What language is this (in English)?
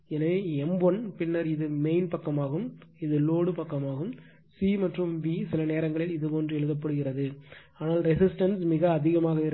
Tamil